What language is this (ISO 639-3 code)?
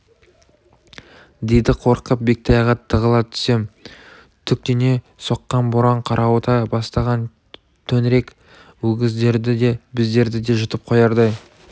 kaz